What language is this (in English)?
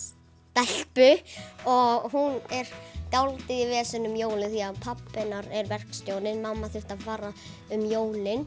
Icelandic